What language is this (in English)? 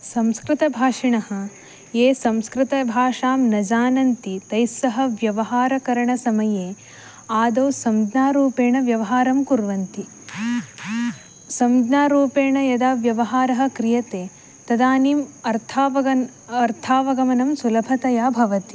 Sanskrit